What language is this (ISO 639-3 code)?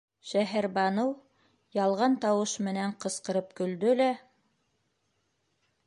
bak